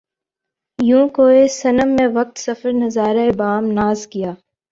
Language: Urdu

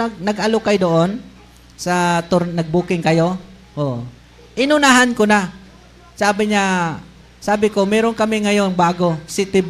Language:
Filipino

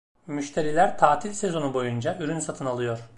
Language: Turkish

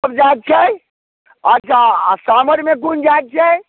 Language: Maithili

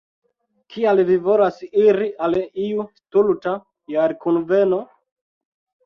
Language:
Esperanto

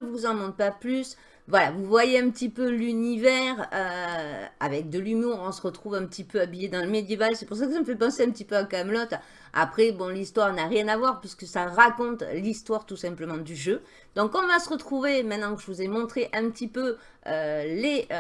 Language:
French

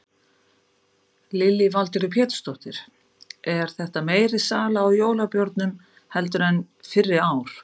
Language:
Icelandic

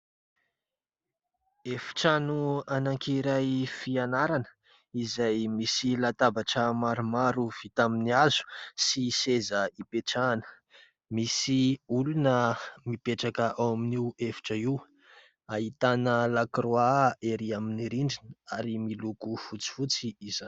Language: Malagasy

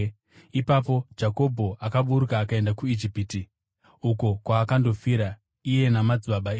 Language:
Shona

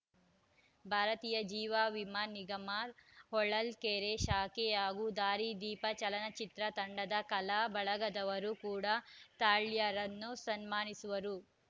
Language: Kannada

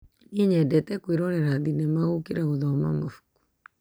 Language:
Kikuyu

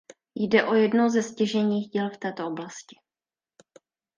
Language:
Czech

